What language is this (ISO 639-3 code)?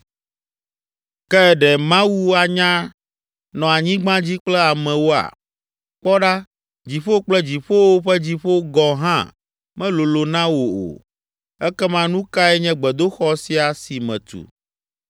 ewe